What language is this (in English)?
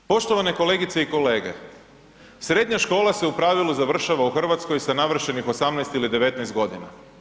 Croatian